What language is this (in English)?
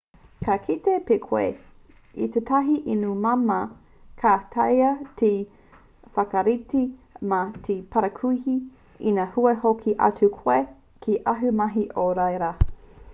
Māori